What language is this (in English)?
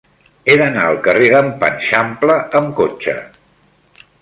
Catalan